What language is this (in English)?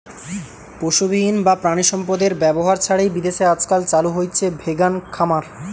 Bangla